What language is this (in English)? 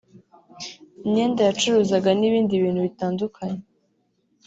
Kinyarwanda